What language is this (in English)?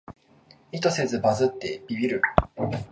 Japanese